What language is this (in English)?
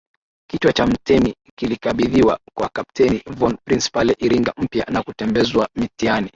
Swahili